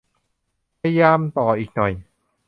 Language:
Thai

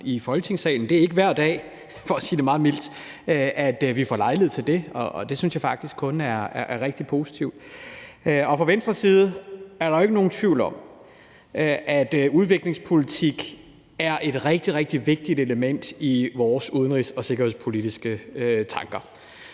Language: Danish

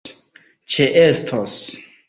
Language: Esperanto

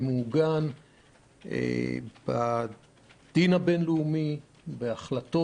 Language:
Hebrew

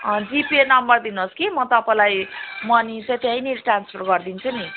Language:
Nepali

